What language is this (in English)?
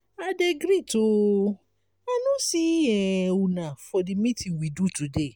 Nigerian Pidgin